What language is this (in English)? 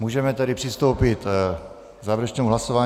Czech